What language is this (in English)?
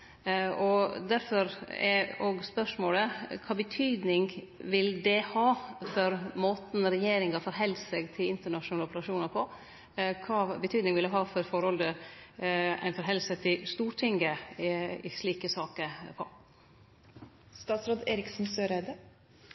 Norwegian Nynorsk